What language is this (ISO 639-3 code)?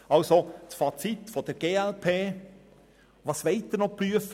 gsw